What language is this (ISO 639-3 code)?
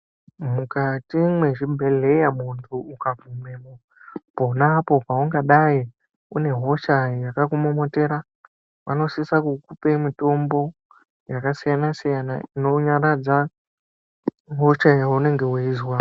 ndc